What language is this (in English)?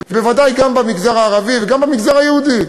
Hebrew